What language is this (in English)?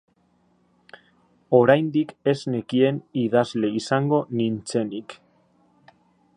Basque